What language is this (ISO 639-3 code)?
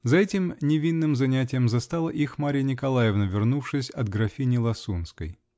rus